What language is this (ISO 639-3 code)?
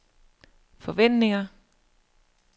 dan